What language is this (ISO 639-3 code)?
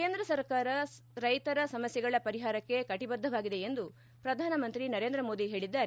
kan